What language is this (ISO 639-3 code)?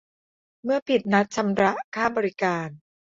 tha